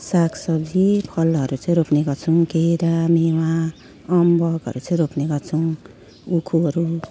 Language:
Nepali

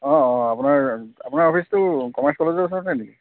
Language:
Assamese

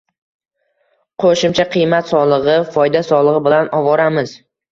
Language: Uzbek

